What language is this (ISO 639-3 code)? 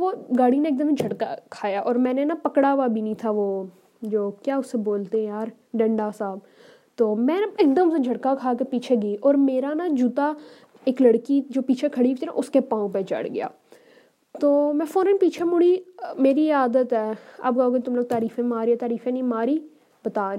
urd